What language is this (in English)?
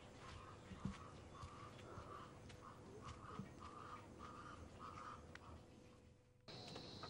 Italian